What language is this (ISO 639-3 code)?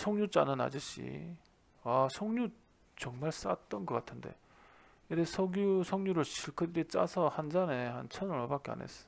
kor